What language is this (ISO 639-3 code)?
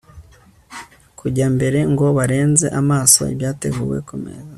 kin